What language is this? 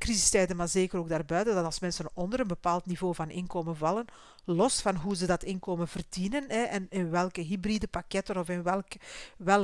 Dutch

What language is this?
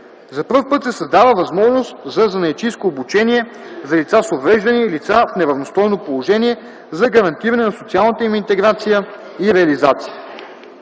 Bulgarian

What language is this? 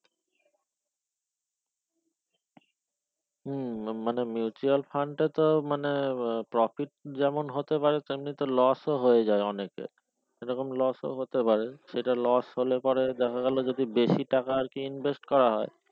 Bangla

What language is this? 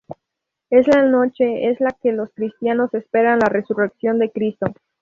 Spanish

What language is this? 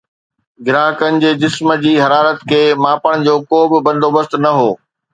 Sindhi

